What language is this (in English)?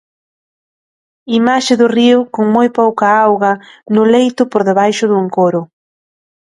Galician